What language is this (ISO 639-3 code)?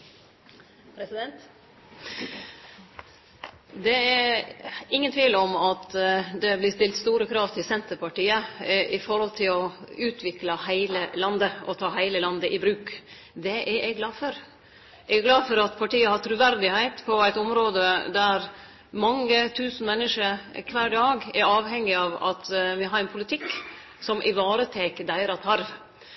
nno